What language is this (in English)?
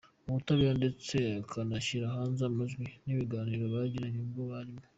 Kinyarwanda